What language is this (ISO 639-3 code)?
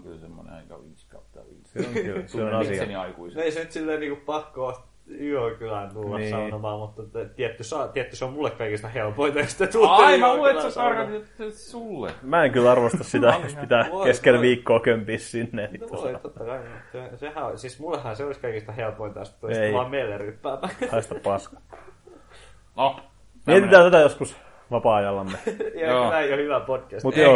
fin